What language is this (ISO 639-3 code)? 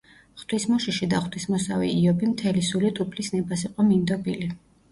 kat